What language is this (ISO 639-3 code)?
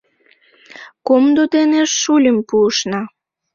chm